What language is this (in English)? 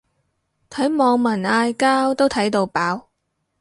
Cantonese